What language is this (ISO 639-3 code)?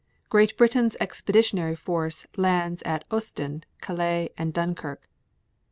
eng